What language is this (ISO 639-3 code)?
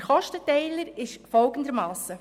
gsw